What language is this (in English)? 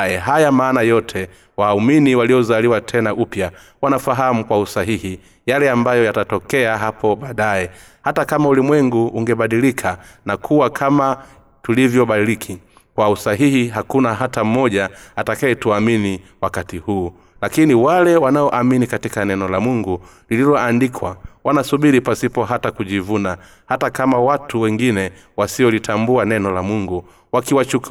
Swahili